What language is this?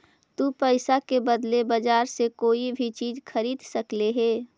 Magahi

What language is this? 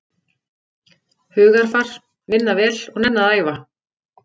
Icelandic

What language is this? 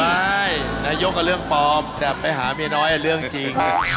Thai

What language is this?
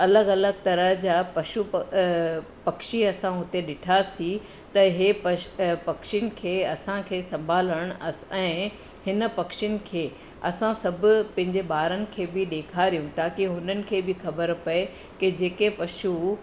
Sindhi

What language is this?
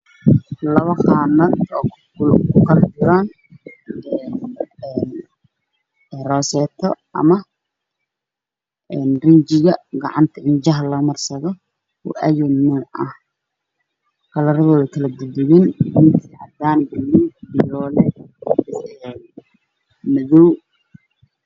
Somali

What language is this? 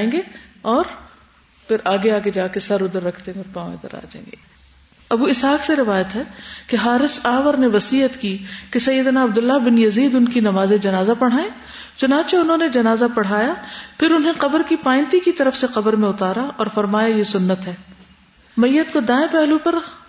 Urdu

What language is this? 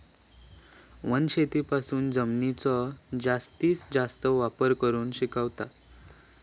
Marathi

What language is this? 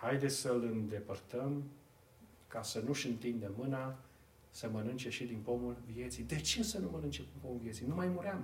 Romanian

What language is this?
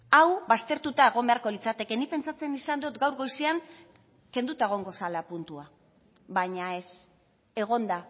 Basque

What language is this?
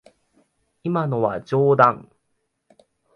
Japanese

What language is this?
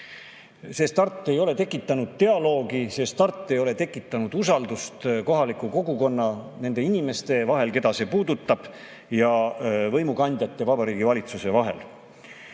Estonian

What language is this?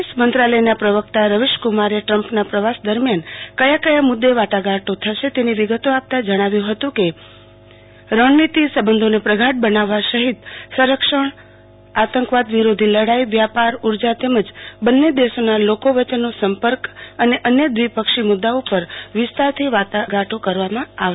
Gujarati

